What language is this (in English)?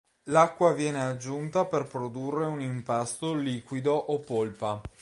Italian